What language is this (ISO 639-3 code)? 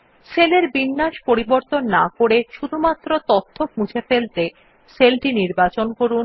ben